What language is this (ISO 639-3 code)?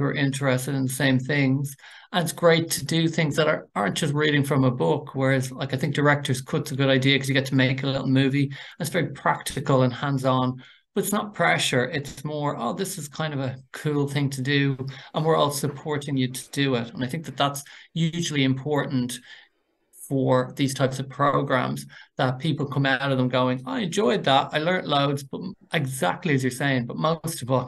eng